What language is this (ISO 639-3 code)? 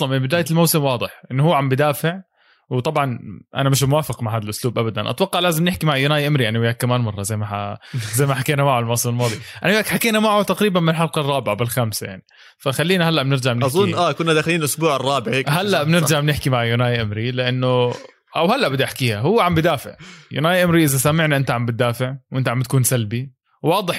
ara